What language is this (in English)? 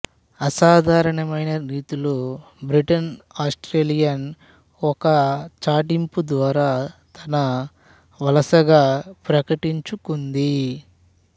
Telugu